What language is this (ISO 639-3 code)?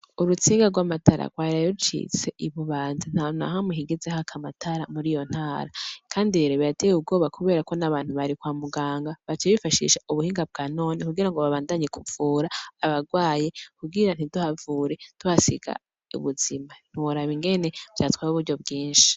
run